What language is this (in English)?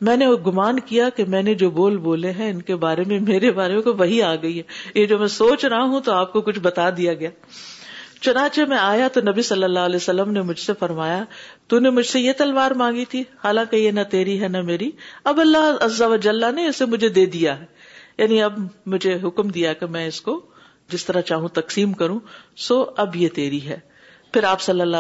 Urdu